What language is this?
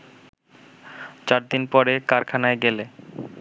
Bangla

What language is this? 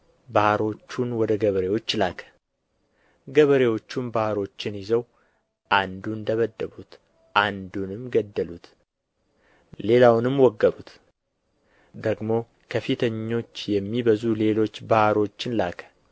Amharic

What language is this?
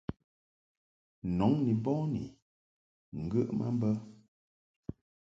Mungaka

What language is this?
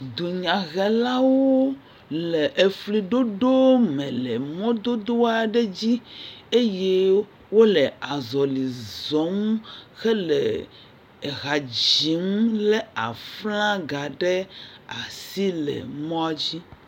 Ewe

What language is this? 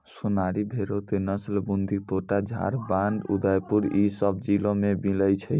Maithili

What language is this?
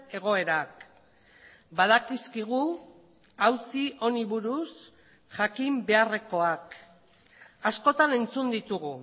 Basque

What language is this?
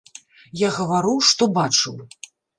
Belarusian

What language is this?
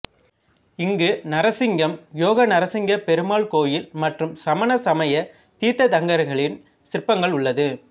Tamil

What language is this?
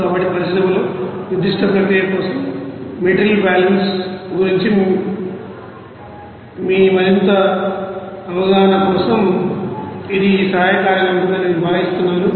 Telugu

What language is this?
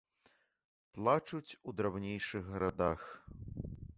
Belarusian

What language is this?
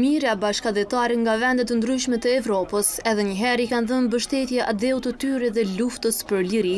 Romanian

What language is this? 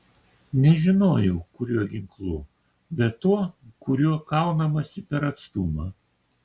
Lithuanian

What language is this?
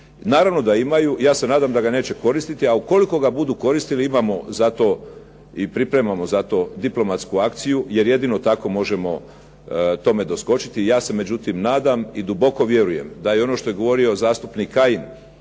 Croatian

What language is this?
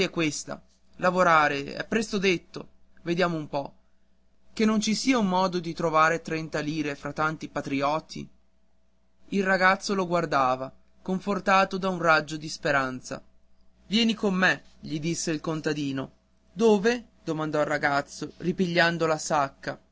Italian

